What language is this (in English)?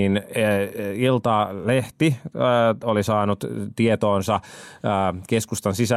Finnish